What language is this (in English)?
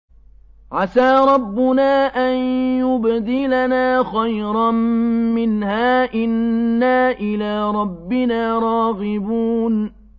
Arabic